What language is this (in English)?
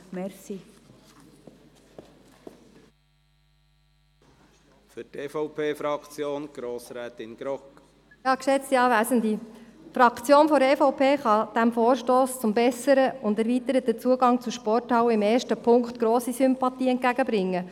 Swiss German